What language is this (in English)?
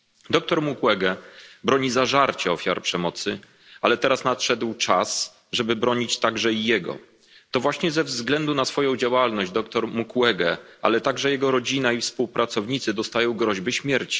Polish